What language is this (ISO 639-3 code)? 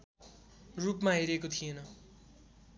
nep